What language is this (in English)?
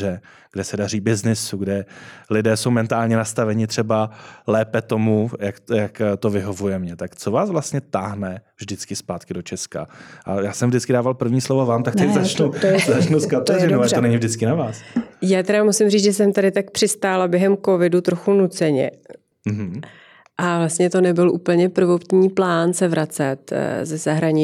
Czech